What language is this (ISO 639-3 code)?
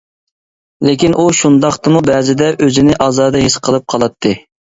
uig